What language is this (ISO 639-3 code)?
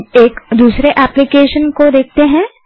hin